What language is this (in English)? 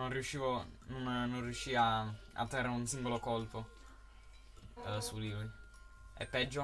Italian